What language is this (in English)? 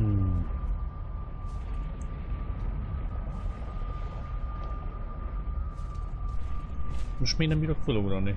Hungarian